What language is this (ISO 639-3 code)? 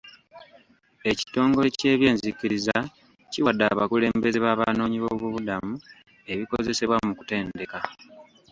lug